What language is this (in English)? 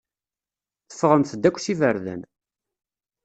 Kabyle